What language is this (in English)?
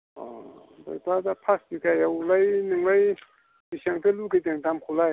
Bodo